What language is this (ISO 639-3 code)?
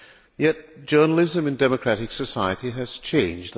eng